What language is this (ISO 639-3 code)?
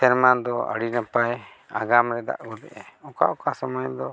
sat